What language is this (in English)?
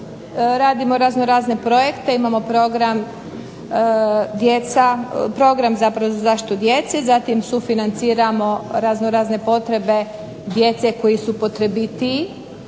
Croatian